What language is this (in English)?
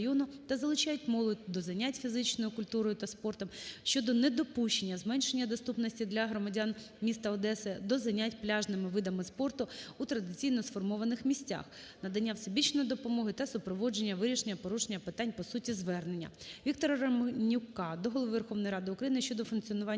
Ukrainian